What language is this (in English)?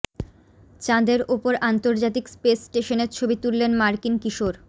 Bangla